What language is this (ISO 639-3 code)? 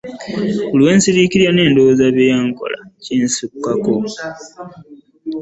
lug